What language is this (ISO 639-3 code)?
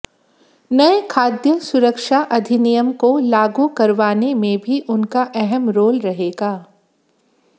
hin